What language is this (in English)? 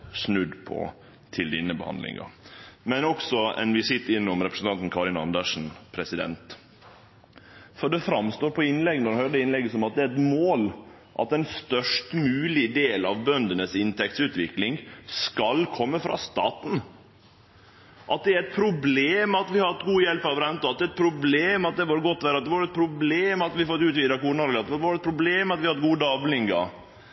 Norwegian Nynorsk